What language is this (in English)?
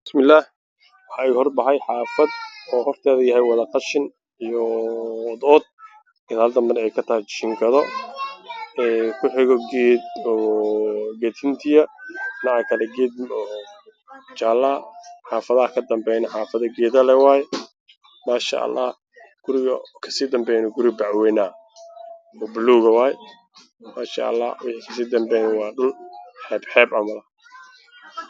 Somali